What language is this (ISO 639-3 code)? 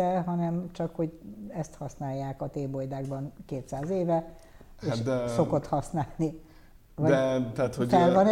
hun